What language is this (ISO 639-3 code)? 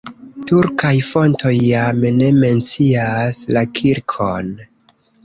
epo